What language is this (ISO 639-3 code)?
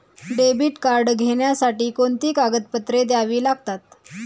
mar